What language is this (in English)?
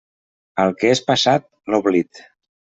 Catalan